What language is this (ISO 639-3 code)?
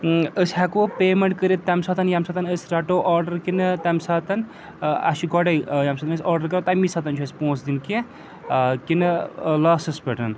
kas